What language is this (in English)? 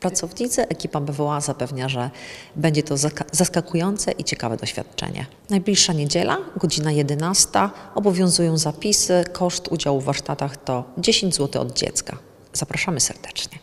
Polish